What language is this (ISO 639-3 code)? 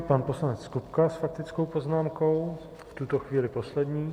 ces